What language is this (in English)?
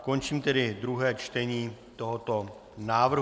Czech